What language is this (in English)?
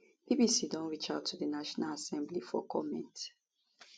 Nigerian Pidgin